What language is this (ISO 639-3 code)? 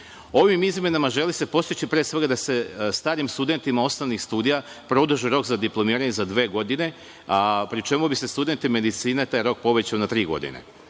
srp